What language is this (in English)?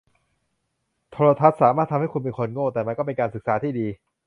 Thai